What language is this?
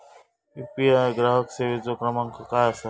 Marathi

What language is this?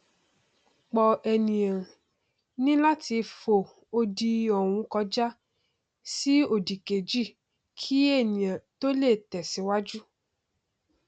Yoruba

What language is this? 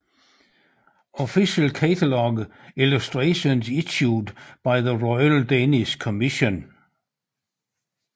Danish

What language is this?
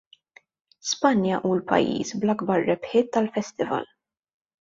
Maltese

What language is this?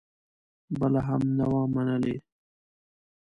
Pashto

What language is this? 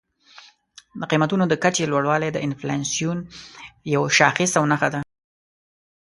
Pashto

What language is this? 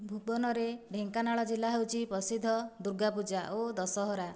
Odia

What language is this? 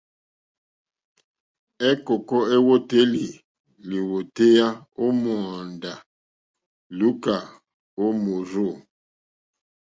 Mokpwe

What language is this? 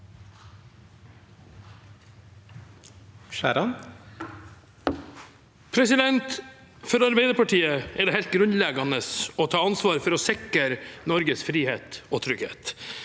Norwegian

